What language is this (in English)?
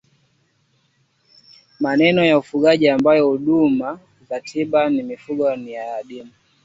Swahili